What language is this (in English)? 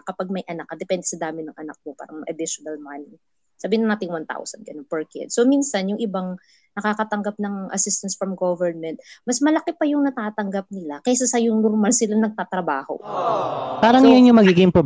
Filipino